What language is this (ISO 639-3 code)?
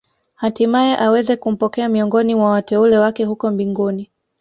swa